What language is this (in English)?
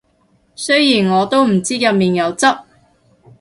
Cantonese